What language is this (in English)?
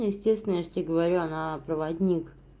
Russian